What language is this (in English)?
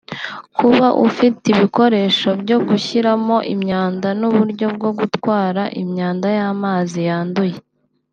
Kinyarwanda